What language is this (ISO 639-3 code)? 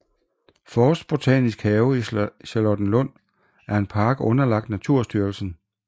dan